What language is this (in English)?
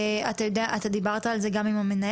Hebrew